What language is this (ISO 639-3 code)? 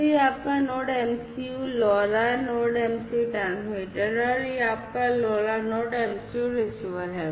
hin